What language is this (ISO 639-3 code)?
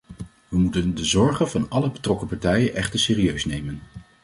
nld